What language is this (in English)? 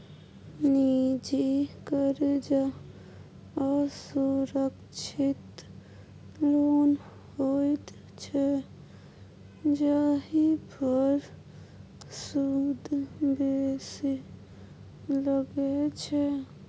Maithili